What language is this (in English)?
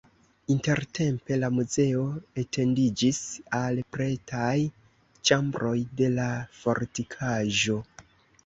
Esperanto